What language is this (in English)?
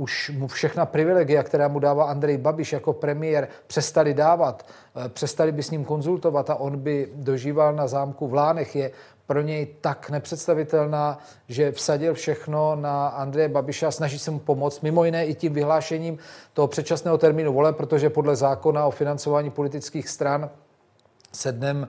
Czech